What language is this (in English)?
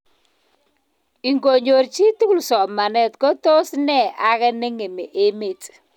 Kalenjin